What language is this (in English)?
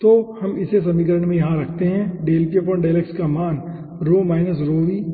Hindi